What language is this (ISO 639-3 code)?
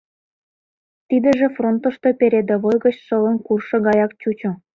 chm